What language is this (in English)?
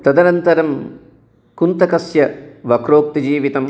Sanskrit